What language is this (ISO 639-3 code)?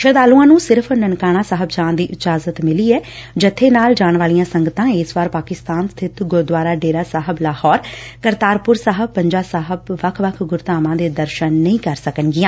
pan